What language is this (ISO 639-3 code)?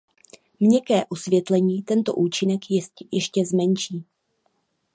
ces